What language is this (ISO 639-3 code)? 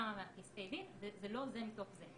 heb